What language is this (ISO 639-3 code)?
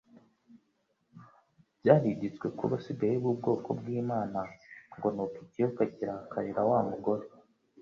kin